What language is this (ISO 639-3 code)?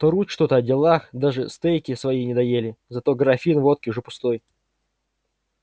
rus